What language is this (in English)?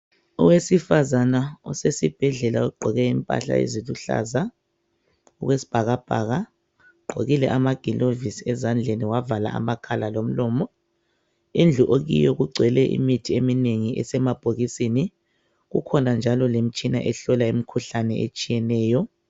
North Ndebele